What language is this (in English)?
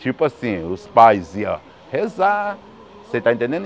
Portuguese